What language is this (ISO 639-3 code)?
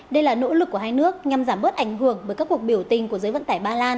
vie